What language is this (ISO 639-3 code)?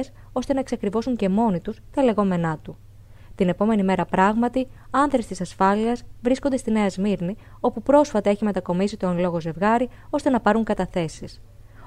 ell